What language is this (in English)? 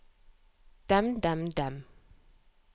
Norwegian